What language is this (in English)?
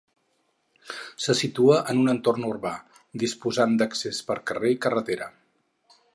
Catalan